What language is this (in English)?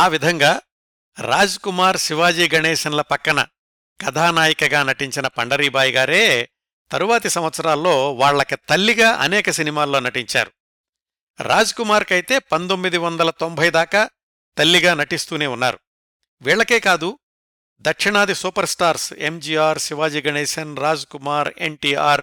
Telugu